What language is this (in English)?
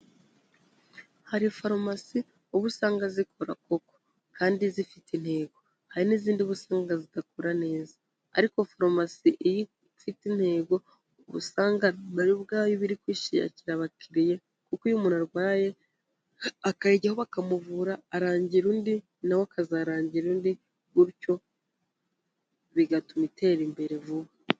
Kinyarwanda